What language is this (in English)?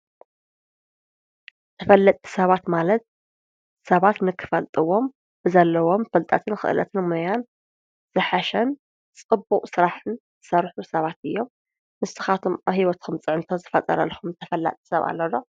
Tigrinya